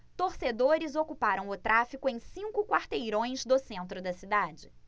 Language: Portuguese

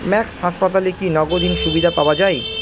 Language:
Bangla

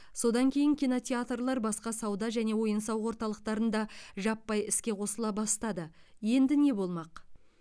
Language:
Kazakh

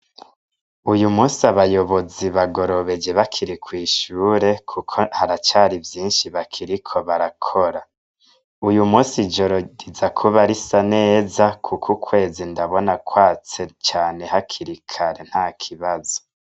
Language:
Rundi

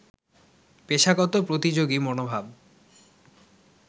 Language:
Bangla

